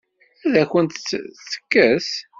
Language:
Kabyle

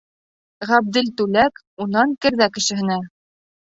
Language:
Bashkir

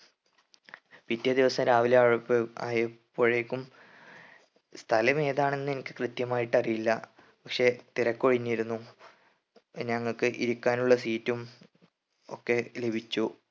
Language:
Malayalam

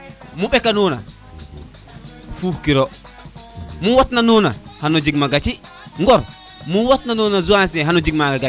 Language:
Serer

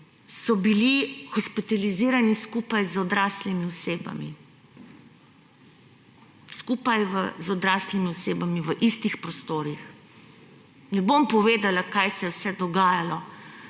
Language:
Slovenian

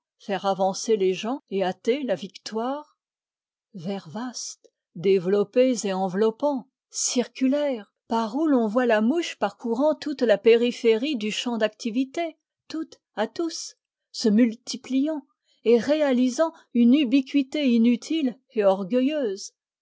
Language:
French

